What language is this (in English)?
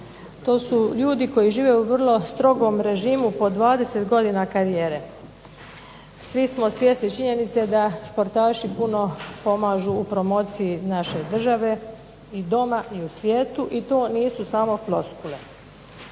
Croatian